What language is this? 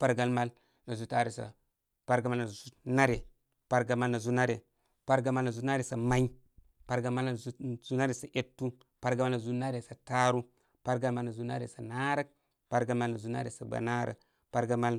Koma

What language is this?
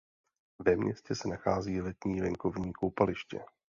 Czech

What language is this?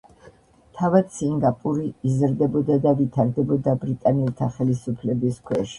Georgian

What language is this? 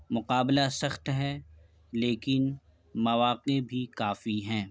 Urdu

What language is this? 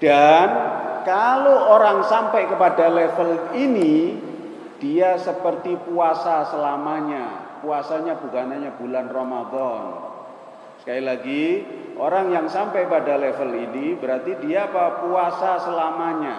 Indonesian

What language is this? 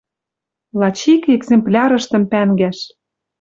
Western Mari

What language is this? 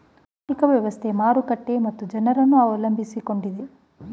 Kannada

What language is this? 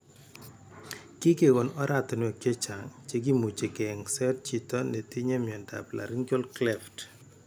Kalenjin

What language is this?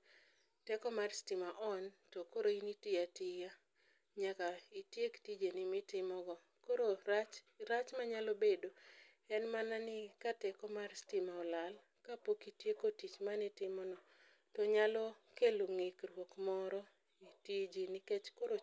Luo (Kenya and Tanzania)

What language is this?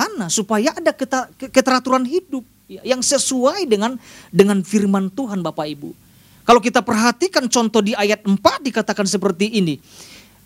Indonesian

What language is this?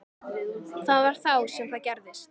Icelandic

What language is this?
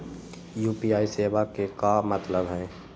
Magahi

